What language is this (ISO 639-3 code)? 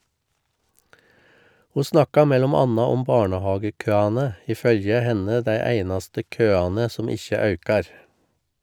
nor